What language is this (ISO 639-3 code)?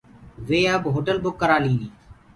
ggg